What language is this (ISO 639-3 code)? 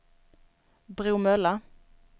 swe